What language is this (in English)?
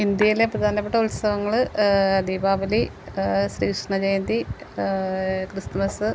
Malayalam